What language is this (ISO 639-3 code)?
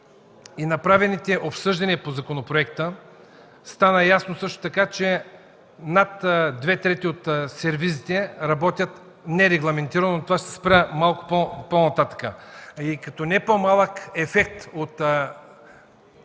bul